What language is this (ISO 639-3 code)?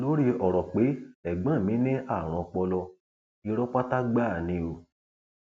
yor